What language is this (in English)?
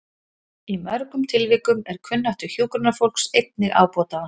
Icelandic